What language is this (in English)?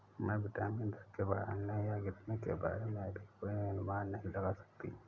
Hindi